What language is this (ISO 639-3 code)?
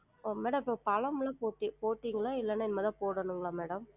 tam